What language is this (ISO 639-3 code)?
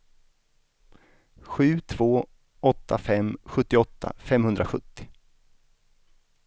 swe